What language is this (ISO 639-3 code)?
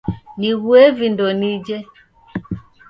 dav